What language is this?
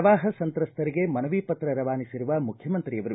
Kannada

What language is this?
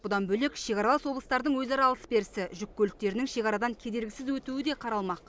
Kazakh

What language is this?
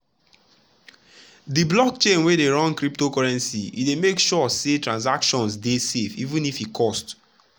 Nigerian Pidgin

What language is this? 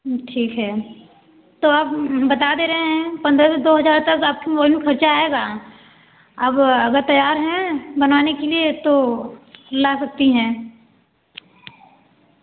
Hindi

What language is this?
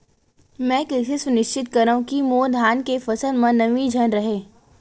Chhattisgarhi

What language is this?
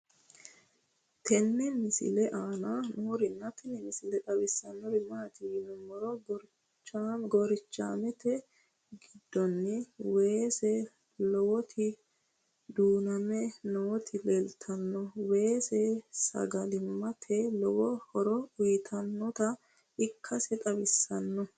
Sidamo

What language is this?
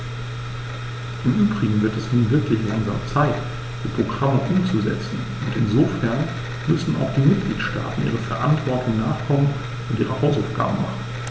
German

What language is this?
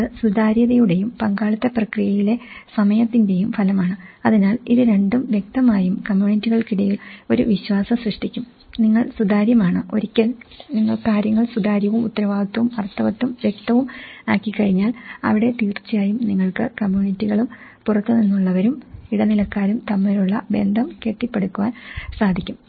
Malayalam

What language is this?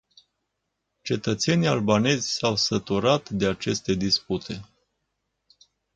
Romanian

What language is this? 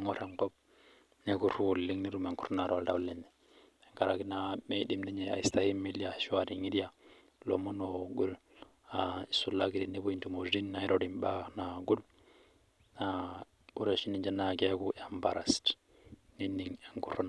Masai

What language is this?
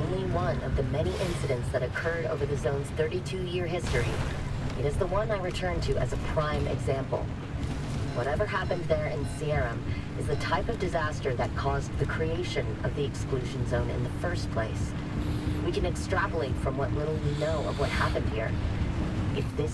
German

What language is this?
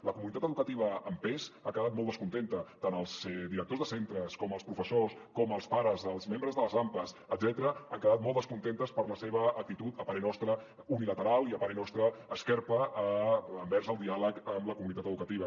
Catalan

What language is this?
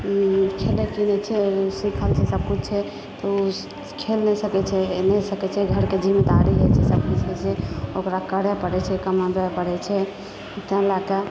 Maithili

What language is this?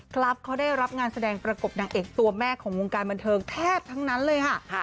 Thai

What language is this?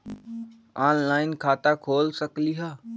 Magahi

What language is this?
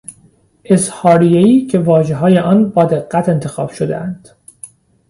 Persian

